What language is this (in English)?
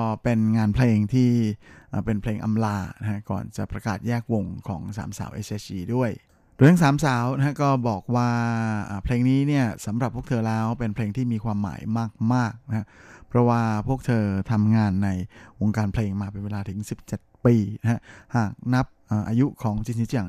Thai